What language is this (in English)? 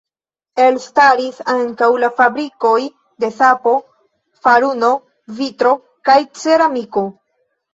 Esperanto